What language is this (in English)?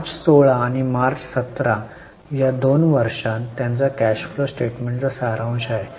Marathi